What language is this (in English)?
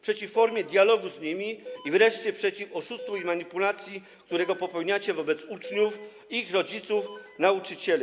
Polish